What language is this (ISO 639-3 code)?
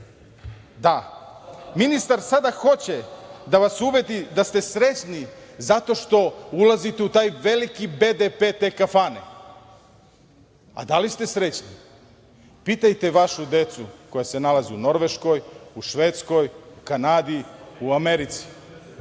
srp